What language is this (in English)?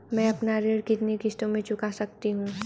Hindi